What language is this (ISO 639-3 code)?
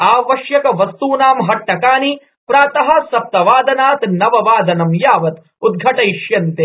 san